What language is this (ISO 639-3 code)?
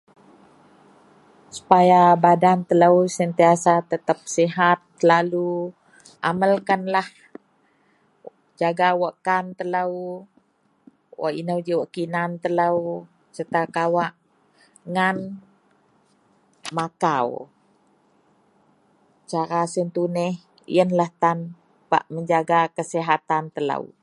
mel